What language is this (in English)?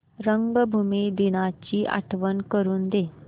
Marathi